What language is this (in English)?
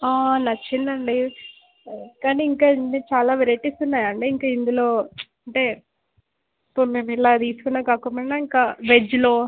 Telugu